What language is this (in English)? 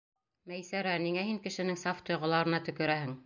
Bashkir